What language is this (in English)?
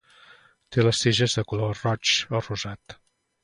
Catalan